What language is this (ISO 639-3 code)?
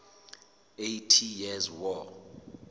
sot